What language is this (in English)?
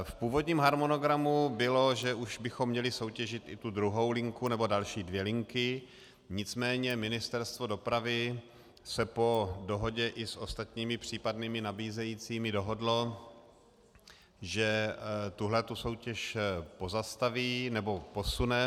Czech